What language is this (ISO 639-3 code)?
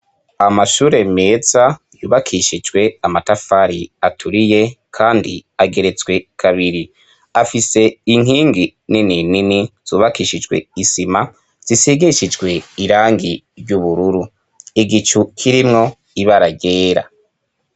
run